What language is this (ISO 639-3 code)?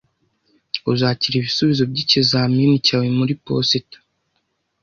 kin